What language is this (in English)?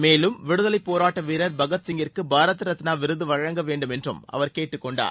Tamil